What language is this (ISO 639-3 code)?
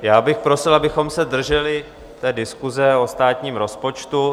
ces